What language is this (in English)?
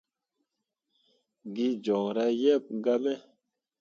Mundang